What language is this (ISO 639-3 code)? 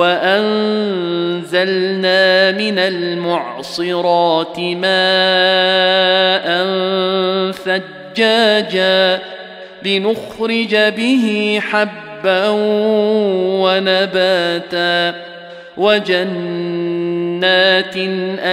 ara